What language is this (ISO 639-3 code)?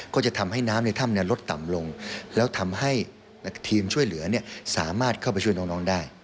tha